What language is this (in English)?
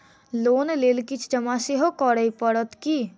Maithili